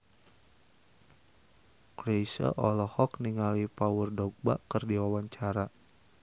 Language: Sundanese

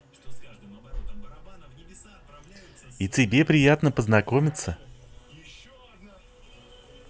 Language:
Russian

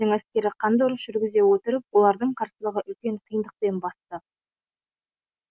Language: Kazakh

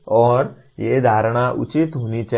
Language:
Hindi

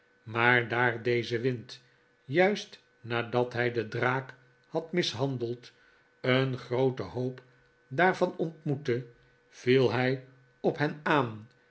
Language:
Dutch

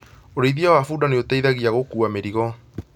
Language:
Kikuyu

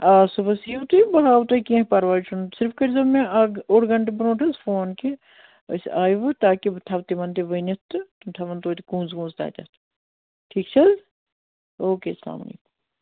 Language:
Kashmiri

